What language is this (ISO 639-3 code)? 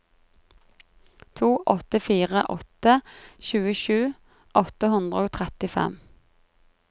nor